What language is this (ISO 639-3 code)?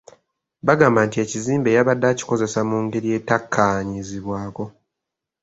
lug